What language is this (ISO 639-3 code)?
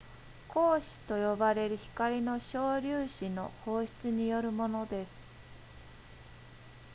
jpn